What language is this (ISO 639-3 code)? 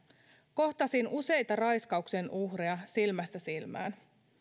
fin